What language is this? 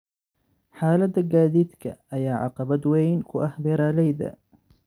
Somali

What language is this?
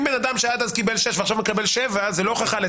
Hebrew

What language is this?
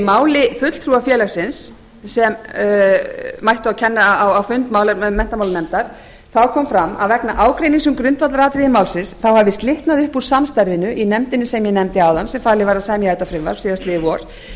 Icelandic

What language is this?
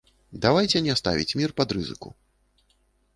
Belarusian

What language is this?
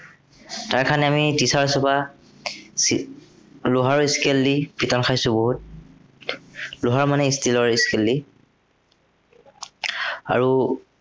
Assamese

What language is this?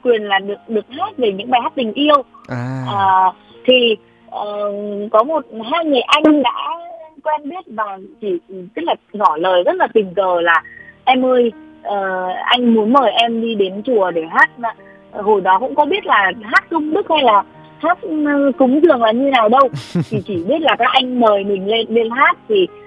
Vietnamese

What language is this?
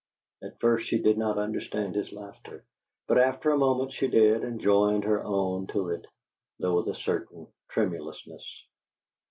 English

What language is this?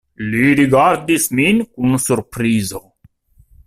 Esperanto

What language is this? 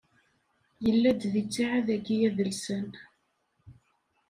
Kabyle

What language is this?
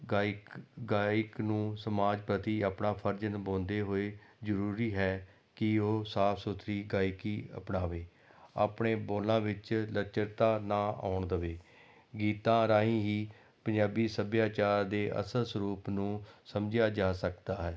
Punjabi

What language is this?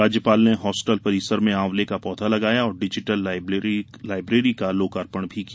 Hindi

